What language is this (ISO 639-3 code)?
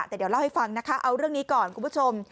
tha